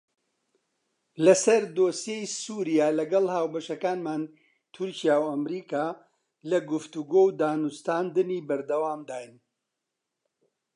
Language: Central Kurdish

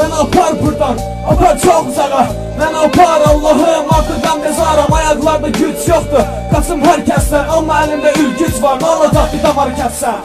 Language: Turkish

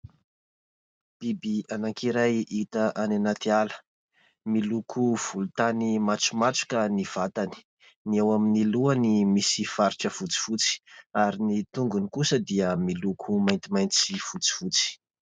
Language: Malagasy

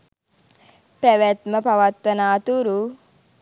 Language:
Sinhala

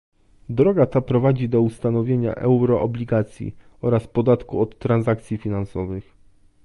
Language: Polish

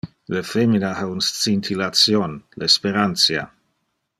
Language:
Interlingua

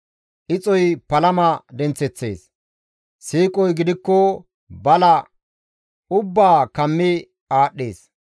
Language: Gamo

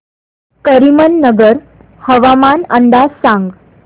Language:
Marathi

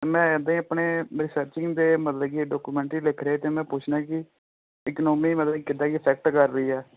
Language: Punjabi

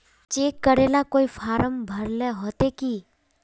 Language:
Magahi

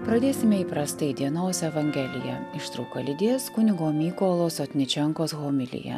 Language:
Lithuanian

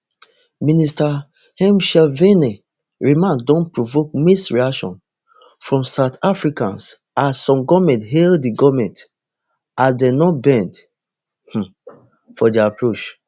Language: Nigerian Pidgin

